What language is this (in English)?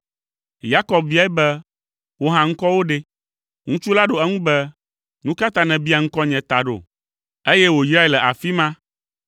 Ewe